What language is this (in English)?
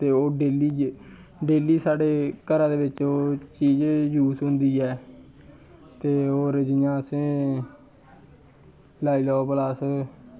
Dogri